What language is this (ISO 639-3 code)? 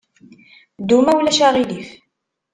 kab